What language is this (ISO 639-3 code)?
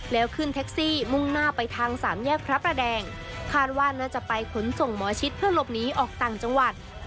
tha